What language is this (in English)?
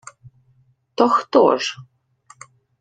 Ukrainian